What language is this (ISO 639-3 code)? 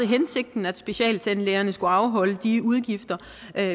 dan